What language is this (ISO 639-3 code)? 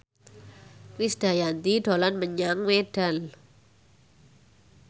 jav